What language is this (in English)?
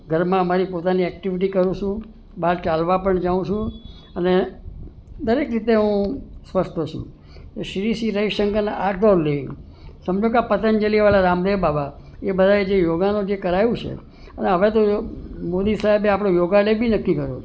Gujarati